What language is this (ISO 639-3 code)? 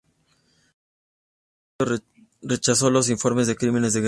spa